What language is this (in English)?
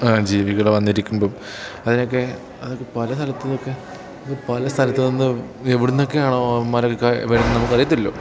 Malayalam